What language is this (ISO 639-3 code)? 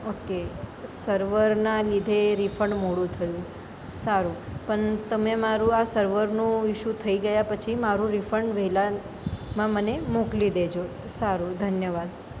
guj